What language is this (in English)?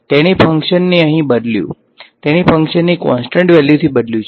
Gujarati